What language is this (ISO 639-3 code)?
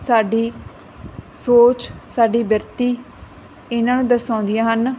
pan